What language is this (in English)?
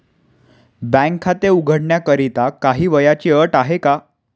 Marathi